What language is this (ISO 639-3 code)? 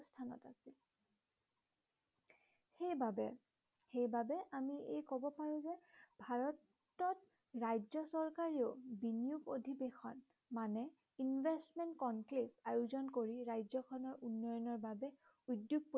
asm